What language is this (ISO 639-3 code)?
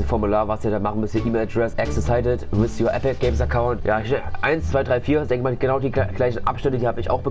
deu